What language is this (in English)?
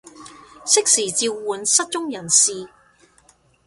Cantonese